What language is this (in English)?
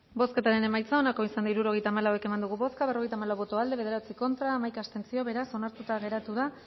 Basque